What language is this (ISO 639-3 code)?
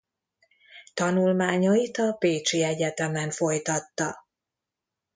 hun